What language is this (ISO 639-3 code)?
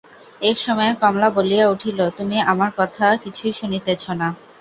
ben